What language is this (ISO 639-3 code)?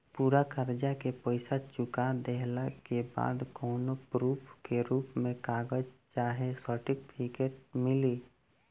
bho